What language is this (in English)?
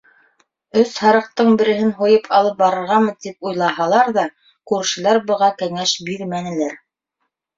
Bashkir